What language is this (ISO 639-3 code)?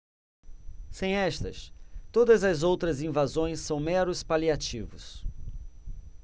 por